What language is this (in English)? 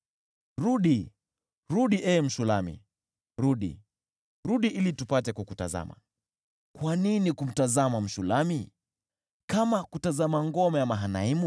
Swahili